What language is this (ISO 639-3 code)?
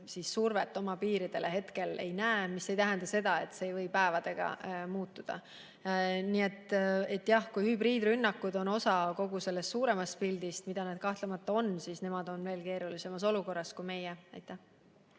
est